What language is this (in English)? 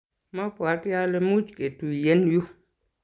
Kalenjin